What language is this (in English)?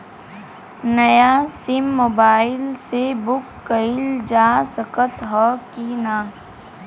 Bhojpuri